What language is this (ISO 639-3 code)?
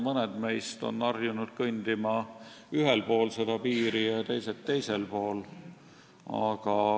est